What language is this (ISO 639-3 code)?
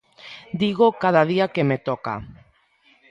glg